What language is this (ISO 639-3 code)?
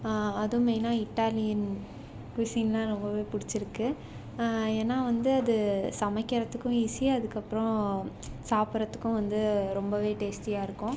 tam